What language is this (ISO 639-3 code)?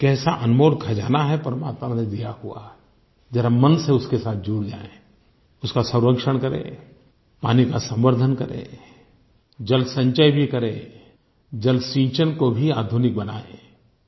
hin